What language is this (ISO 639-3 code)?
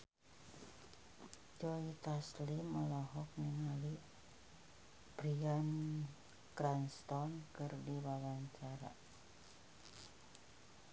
sun